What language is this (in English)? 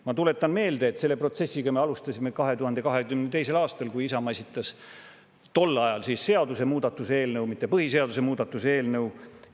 Estonian